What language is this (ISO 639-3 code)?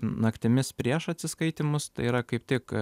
lit